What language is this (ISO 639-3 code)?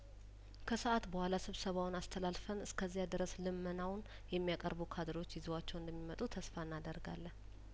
amh